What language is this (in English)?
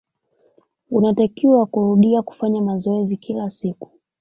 Swahili